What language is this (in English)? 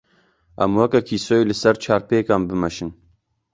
Kurdish